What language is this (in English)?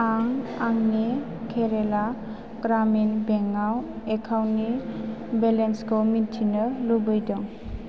Bodo